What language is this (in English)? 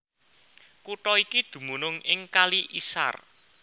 Javanese